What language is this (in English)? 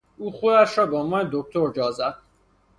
Persian